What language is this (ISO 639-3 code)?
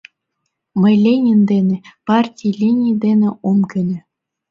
chm